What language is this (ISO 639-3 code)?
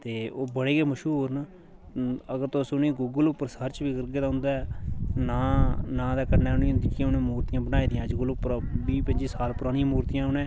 doi